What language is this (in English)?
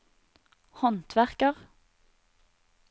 Norwegian